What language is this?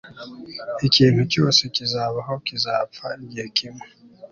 Kinyarwanda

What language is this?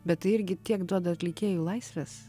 Lithuanian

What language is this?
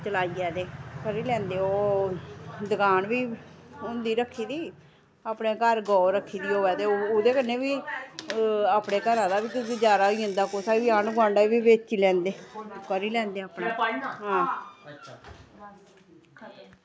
Dogri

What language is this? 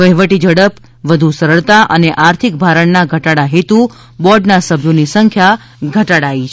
Gujarati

